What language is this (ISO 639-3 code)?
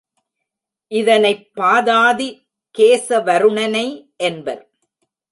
tam